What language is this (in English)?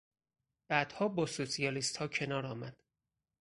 Persian